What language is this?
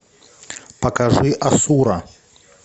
Russian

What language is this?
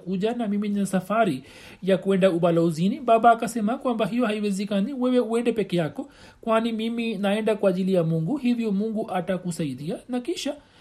Swahili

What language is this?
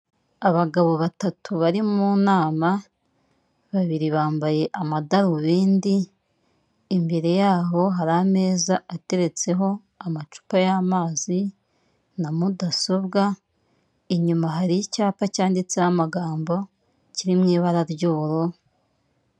Kinyarwanda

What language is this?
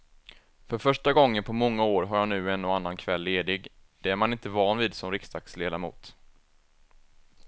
Swedish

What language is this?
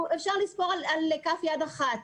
Hebrew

